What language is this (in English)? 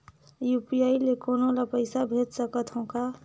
Chhattisgarhi